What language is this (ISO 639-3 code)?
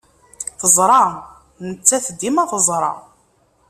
kab